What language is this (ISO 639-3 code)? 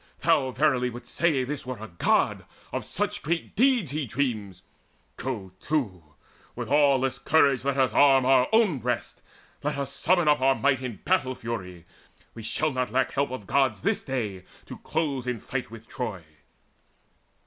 eng